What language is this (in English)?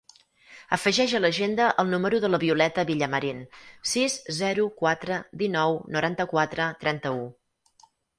Catalan